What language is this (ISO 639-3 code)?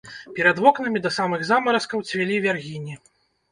bel